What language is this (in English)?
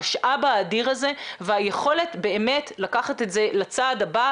Hebrew